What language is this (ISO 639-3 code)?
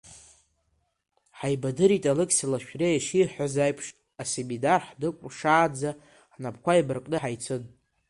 abk